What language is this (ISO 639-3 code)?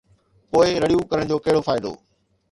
snd